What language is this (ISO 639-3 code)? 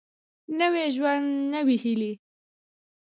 pus